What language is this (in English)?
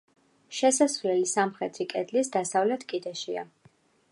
Georgian